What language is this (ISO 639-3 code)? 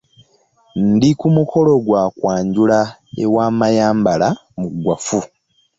lug